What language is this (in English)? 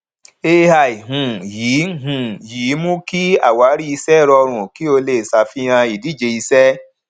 Yoruba